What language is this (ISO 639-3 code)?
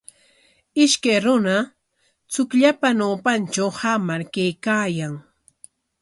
qwa